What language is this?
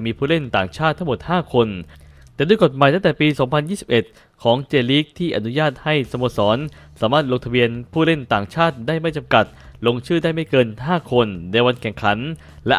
Thai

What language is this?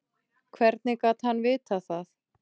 Icelandic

